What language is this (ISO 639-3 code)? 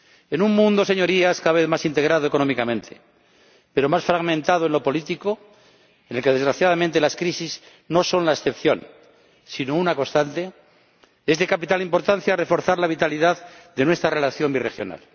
spa